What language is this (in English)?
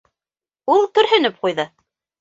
Bashkir